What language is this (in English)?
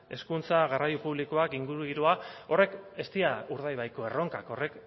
Basque